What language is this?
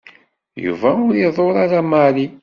Kabyle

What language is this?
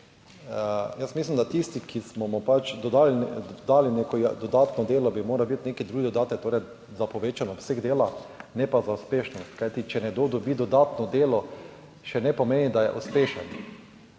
Slovenian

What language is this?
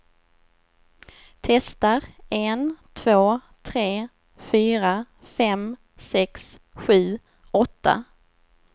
Swedish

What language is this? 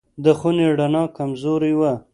Pashto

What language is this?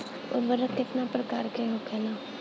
Bhojpuri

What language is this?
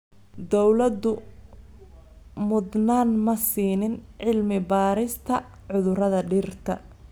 Somali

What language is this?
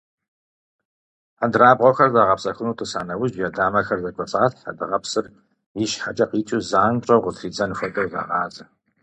Kabardian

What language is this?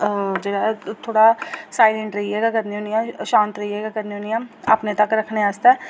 Dogri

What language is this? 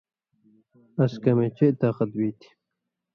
Indus Kohistani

